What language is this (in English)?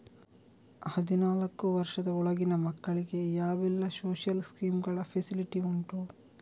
Kannada